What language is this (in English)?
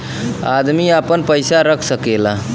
Bhojpuri